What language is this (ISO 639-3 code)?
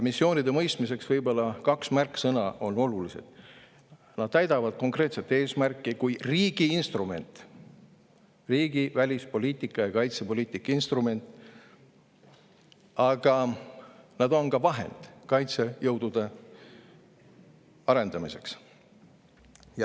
est